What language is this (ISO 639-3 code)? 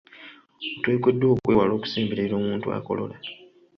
lug